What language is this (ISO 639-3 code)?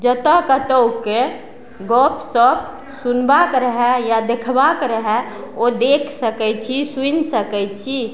mai